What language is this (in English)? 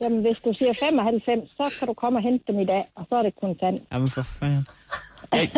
Danish